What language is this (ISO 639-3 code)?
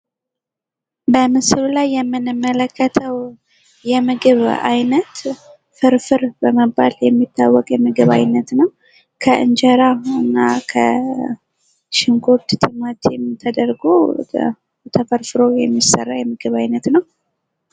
amh